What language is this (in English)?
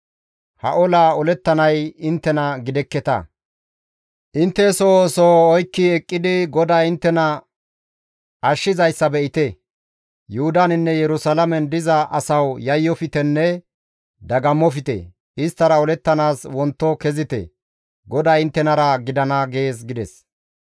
Gamo